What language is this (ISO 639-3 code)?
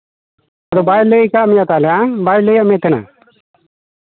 sat